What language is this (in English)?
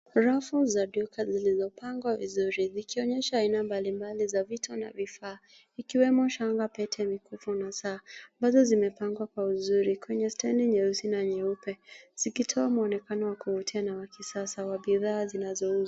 Swahili